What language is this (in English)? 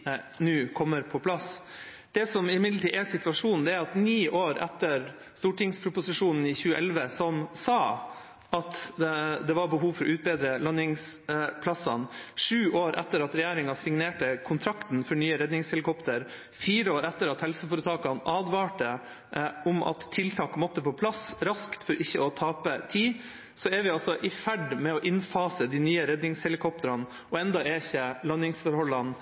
Norwegian Bokmål